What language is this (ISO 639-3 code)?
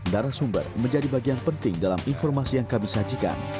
ind